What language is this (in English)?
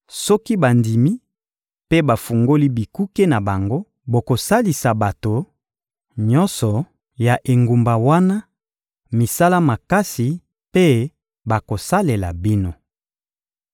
Lingala